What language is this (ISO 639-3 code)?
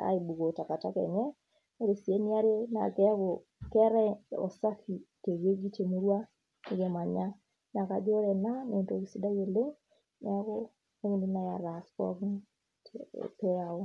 mas